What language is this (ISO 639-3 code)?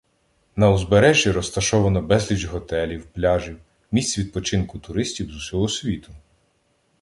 ukr